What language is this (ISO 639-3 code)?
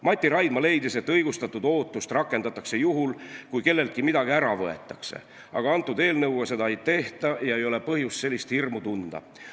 est